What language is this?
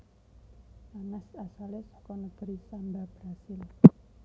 Javanese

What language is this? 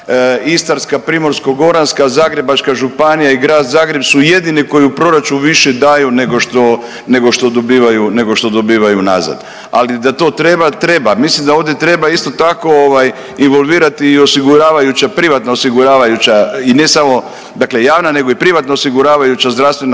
Croatian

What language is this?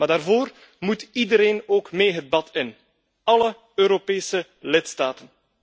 Dutch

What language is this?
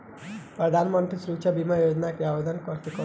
Bhojpuri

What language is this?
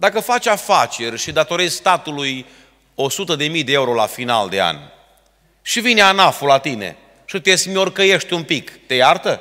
Romanian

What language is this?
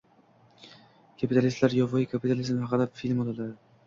Uzbek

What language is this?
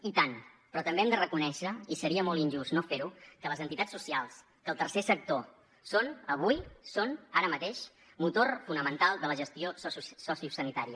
Catalan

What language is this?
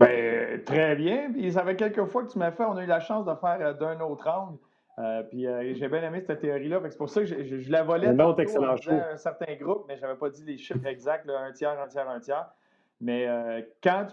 French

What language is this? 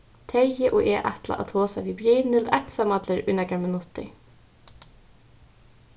Faroese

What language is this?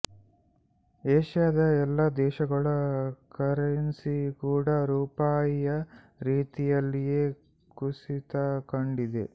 Kannada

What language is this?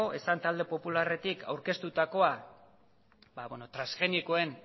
Basque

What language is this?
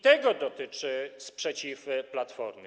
Polish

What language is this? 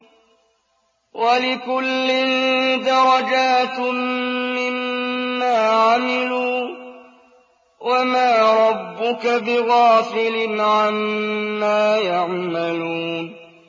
Arabic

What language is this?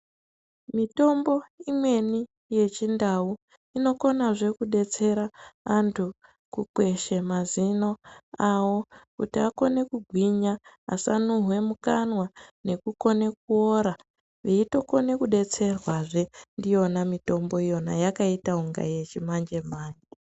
Ndau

